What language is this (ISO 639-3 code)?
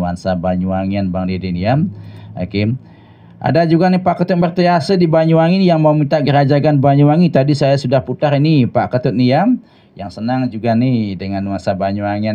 ind